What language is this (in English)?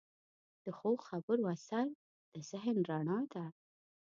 Pashto